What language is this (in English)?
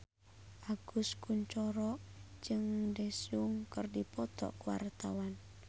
Sundanese